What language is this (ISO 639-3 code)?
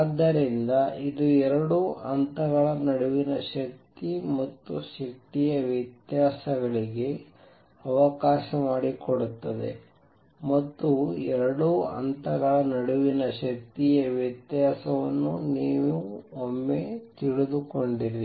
kan